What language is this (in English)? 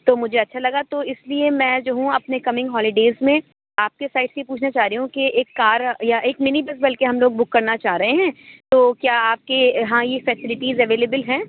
Urdu